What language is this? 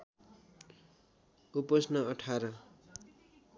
Nepali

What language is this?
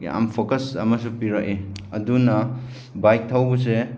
Manipuri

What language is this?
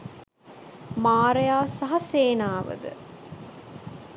Sinhala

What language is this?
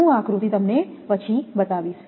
Gujarati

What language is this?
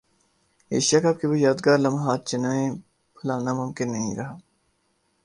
Urdu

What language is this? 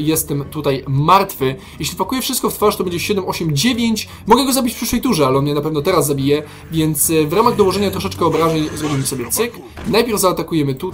Polish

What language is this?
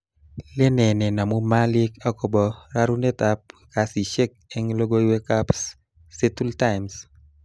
Kalenjin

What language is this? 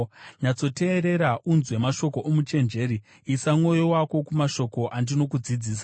Shona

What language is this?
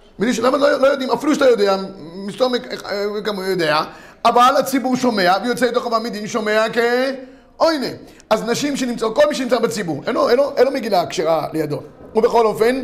Hebrew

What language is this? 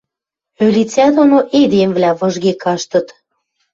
Western Mari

